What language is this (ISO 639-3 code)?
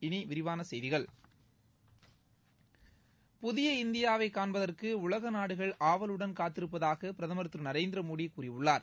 tam